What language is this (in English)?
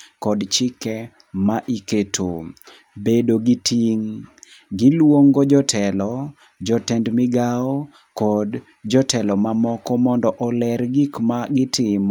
Luo (Kenya and Tanzania)